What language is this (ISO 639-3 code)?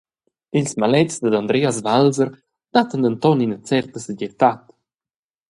roh